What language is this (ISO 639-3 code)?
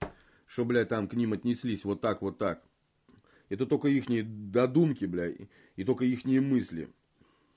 rus